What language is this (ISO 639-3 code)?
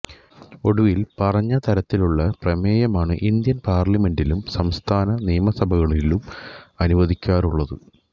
mal